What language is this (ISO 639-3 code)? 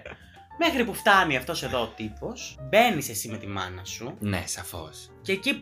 ell